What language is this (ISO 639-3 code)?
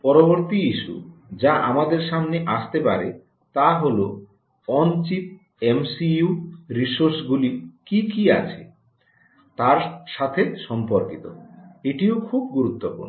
ben